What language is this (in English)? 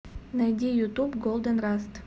Russian